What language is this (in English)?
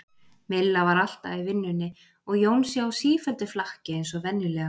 Icelandic